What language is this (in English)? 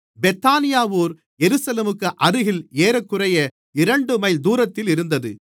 Tamil